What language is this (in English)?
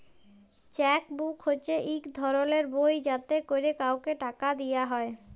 Bangla